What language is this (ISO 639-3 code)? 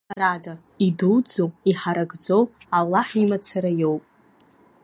abk